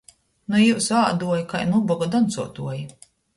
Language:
Latgalian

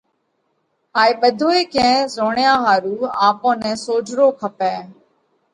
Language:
Parkari Koli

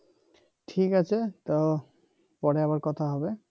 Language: Bangla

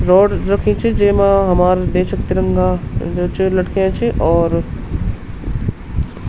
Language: Garhwali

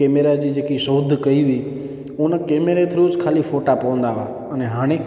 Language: Sindhi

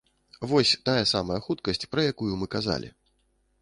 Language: Belarusian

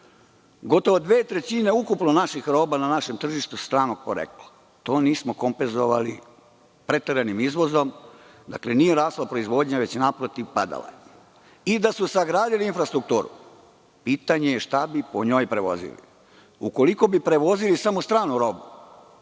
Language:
Serbian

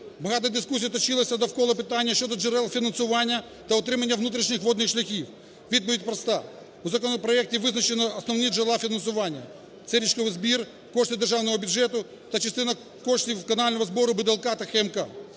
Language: Ukrainian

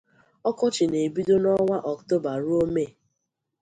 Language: Igbo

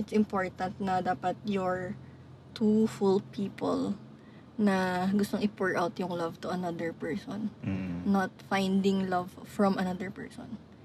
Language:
Filipino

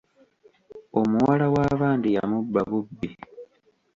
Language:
Ganda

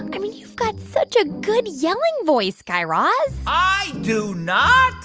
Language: English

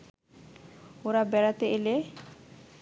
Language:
Bangla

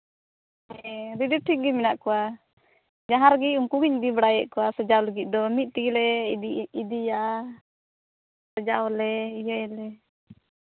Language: Santali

